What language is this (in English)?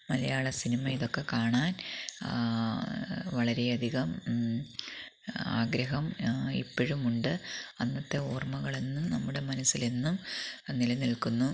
Malayalam